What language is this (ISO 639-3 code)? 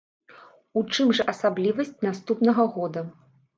bel